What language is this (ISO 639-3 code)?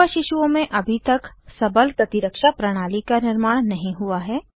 hin